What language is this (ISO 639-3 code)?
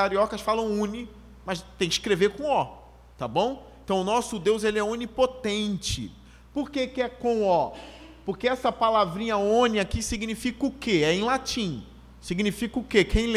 por